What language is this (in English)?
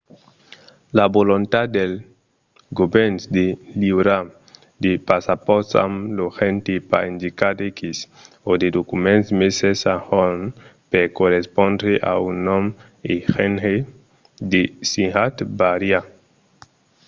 Occitan